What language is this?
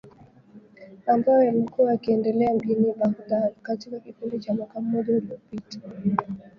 Swahili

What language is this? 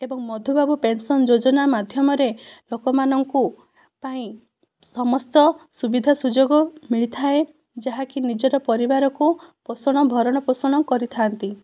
Odia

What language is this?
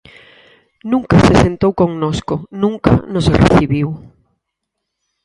Galician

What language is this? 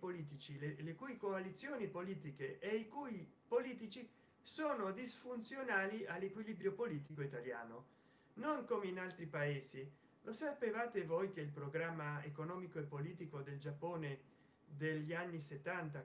Italian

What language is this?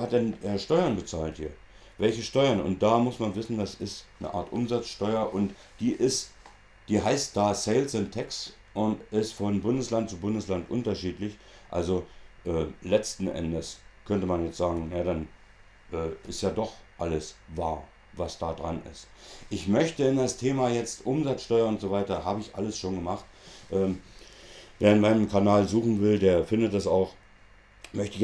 German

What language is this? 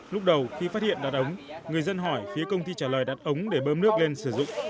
Vietnamese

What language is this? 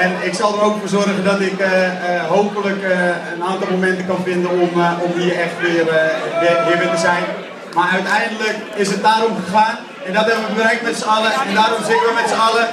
Dutch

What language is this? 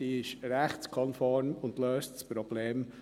Swiss German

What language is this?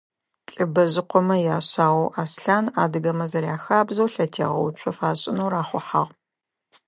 Adyghe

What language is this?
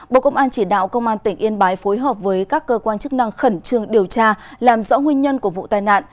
Vietnamese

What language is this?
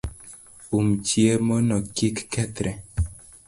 Luo (Kenya and Tanzania)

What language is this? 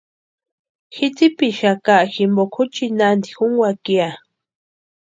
Western Highland Purepecha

